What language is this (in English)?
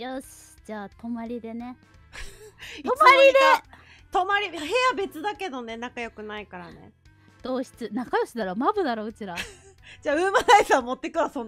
Japanese